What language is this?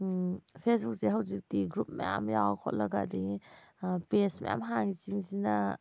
Manipuri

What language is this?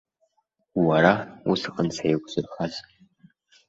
Abkhazian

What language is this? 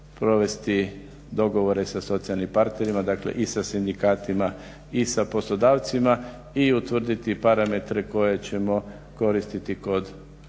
Croatian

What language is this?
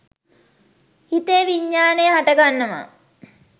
Sinhala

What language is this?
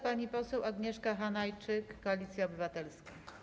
Polish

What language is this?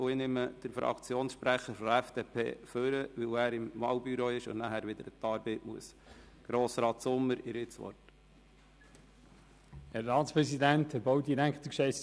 Swiss German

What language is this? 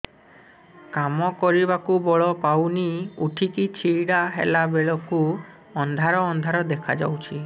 Odia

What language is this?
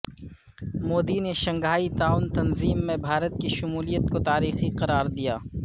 Urdu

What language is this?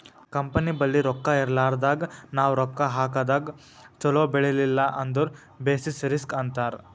Kannada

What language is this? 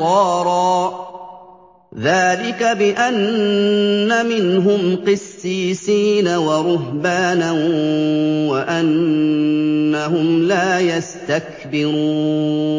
Arabic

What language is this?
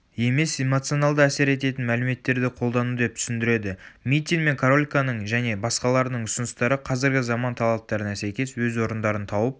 Kazakh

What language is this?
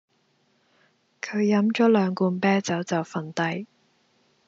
Cantonese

